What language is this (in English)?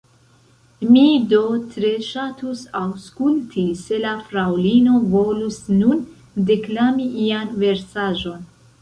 Esperanto